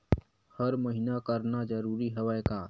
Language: Chhattisgarhi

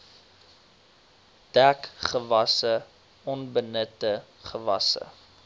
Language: Afrikaans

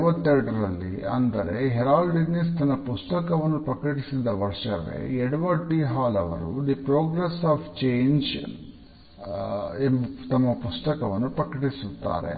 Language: Kannada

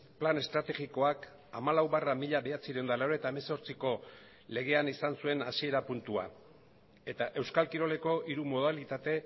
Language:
Basque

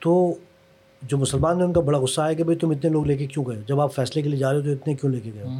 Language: Urdu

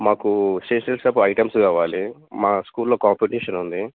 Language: Telugu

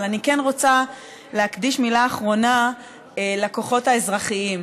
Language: Hebrew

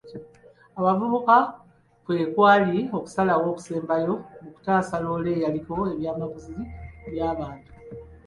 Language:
Ganda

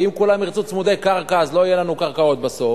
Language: Hebrew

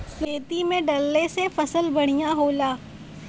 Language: Bhojpuri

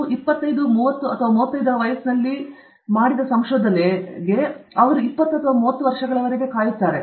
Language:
Kannada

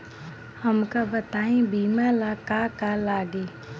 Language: Bhojpuri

